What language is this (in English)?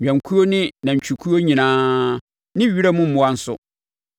Akan